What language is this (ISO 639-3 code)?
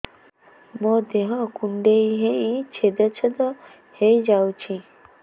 ori